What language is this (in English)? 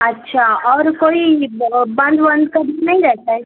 Urdu